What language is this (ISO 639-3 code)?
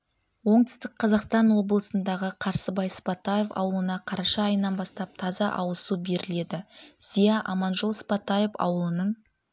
kaz